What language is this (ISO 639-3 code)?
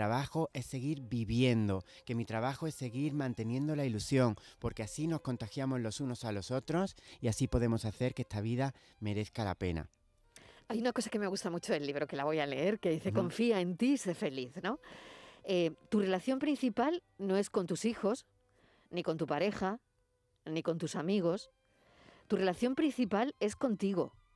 spa